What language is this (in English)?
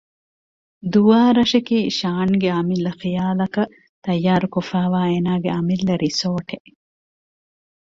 Divehi